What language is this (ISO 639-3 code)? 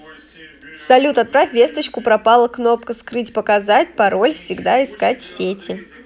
rus